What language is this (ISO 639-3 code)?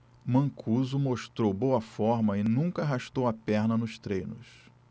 por